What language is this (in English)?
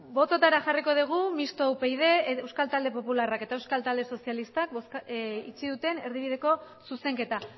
Basque